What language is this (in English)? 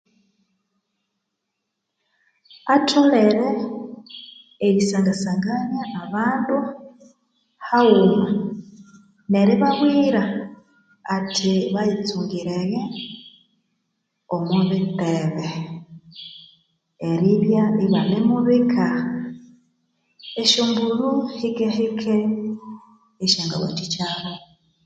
Konzo